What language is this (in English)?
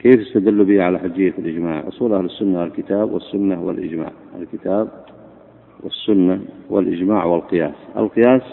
Arabic